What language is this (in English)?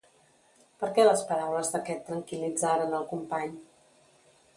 Catalan